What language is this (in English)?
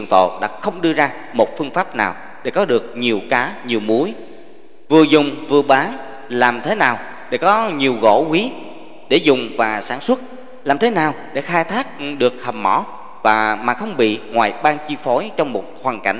Vietnamese